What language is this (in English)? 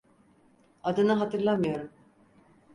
Turkish